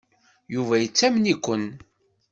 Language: Kabyle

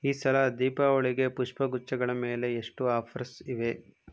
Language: Kannada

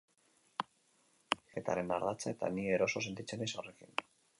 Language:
Basque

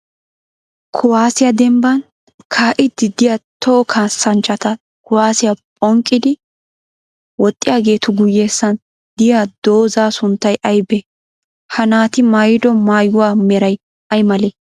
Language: Wolaytta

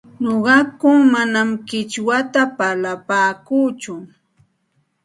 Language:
Santa Ana de Tusi Pasco Quechua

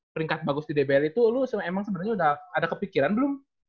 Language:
Indonesian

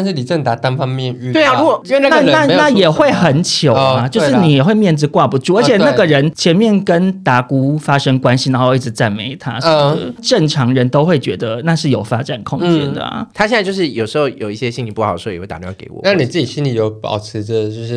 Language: Chinese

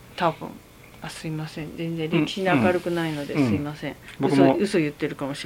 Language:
Japanese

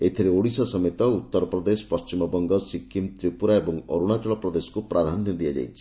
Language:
Odia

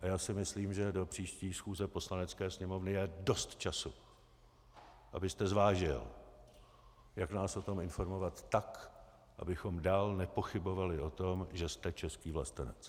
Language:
Czech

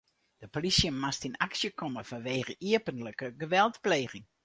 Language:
Western Frisian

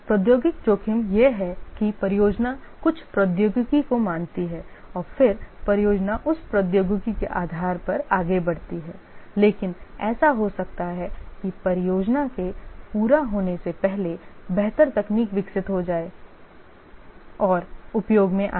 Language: Hindi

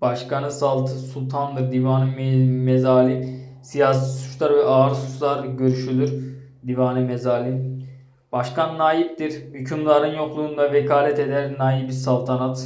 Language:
Turkish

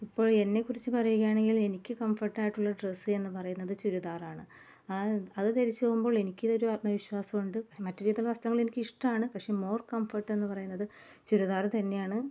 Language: Malayalam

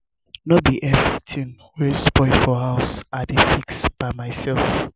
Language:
Nigerian Pidgin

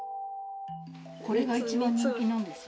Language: Japanese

